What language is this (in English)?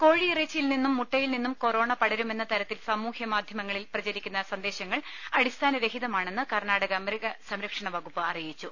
Malayalam